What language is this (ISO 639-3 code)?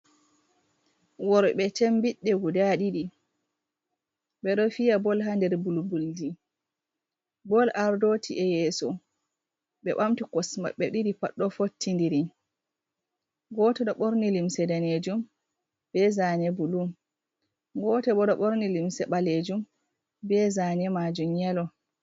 ful